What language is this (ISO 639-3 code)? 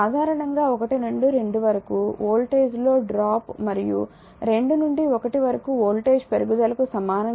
tel